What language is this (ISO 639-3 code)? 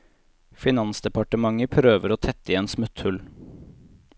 nor